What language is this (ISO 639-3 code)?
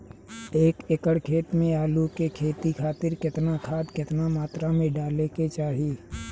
bho